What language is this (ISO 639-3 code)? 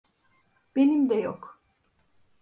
tur